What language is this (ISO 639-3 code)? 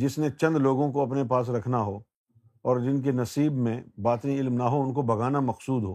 urd